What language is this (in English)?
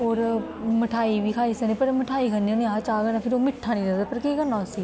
Dogri